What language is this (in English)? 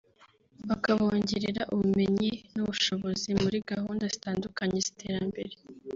Kinyarwanda